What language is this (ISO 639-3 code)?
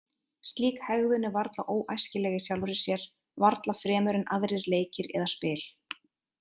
isl